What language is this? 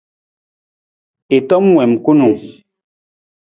Nawdm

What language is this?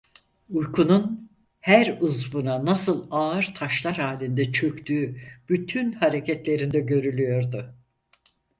Turkish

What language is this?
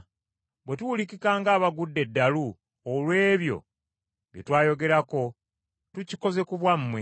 Ganda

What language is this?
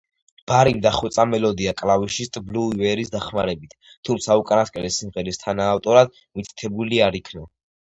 Georgian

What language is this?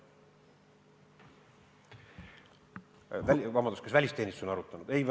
Estonian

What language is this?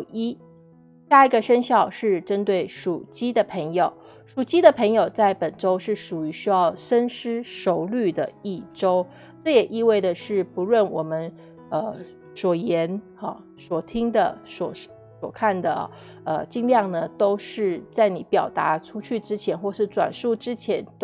Chinese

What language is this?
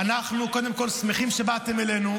Hebrew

